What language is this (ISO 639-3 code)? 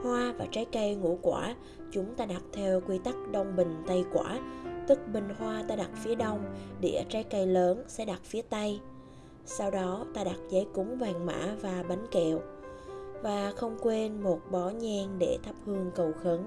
vie